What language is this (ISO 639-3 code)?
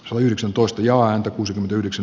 fin